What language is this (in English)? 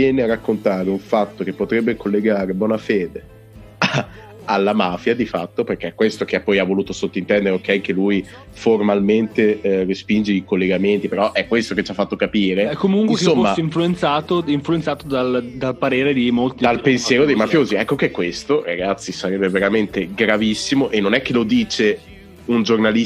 Italian